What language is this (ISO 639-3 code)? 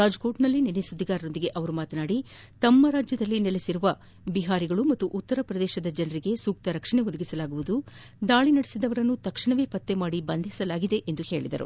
kan